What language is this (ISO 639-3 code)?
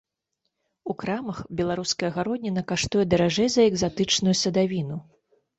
bel